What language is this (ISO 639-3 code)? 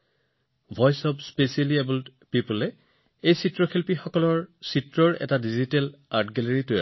asm